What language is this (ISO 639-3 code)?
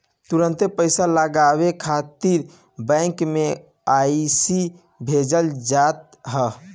bho